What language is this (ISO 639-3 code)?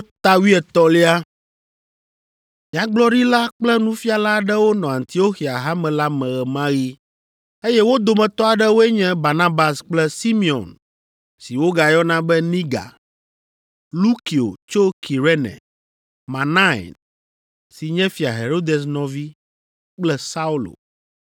ewe